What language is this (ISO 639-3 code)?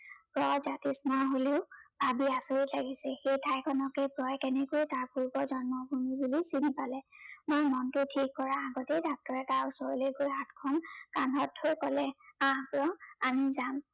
asm